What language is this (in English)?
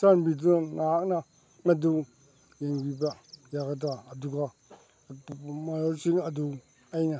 Manipuri